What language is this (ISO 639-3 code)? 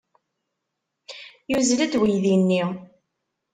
kab